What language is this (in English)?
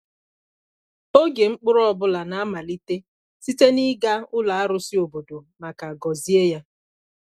Igbo